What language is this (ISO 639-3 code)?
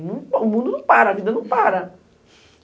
por